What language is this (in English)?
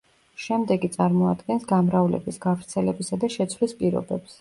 Georgian